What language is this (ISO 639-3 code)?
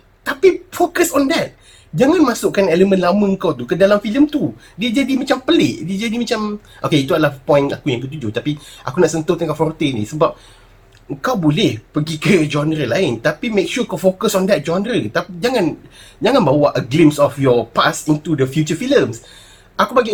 msa